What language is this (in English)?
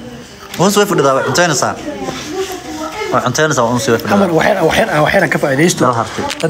Arabic